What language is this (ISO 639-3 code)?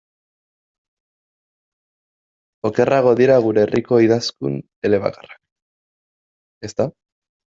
eus